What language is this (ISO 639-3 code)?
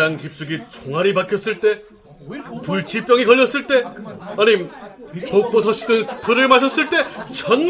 kor